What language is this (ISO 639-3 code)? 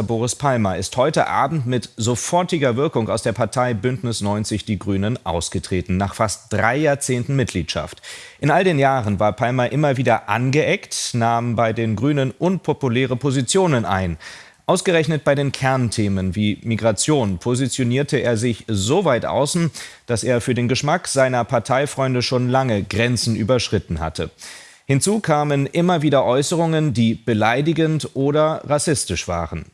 deu